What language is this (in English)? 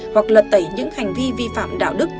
Vietnamese